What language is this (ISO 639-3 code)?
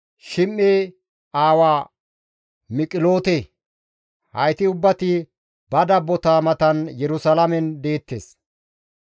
gmv